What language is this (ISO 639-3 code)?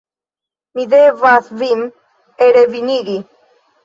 epo